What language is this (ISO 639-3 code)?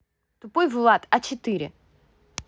rus